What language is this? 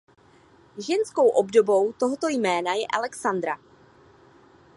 Czech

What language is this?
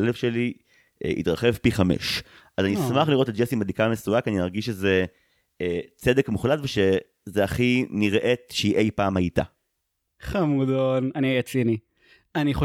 Hebrew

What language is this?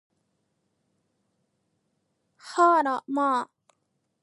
Japanese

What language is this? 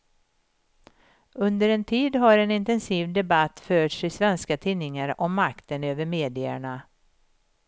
Swedish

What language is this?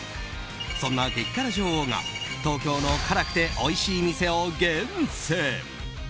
Japanese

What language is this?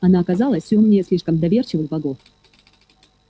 Russian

